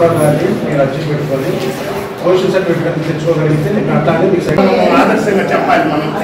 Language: Telugu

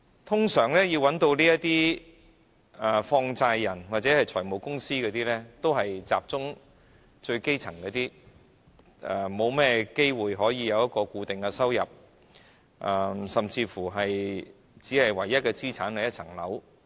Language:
Cantonese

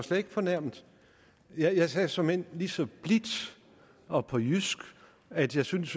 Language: Danish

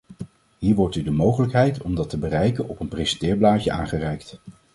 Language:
Dutch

